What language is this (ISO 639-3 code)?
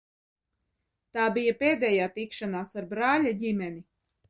lav